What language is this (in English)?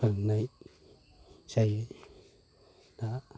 Bodo